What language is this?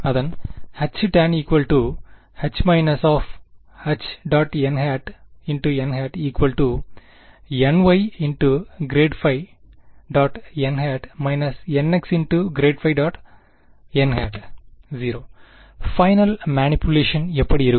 Tamil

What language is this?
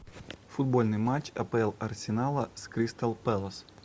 Russian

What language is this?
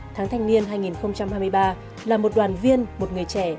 Vietnamese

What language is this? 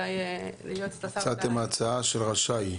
Hebrew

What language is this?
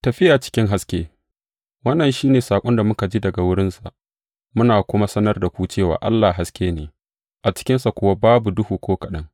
Hausa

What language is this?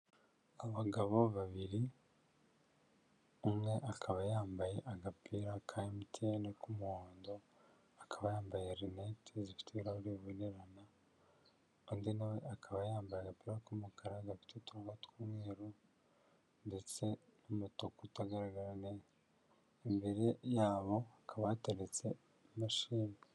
Kinyarwanda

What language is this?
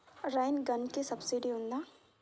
Telugu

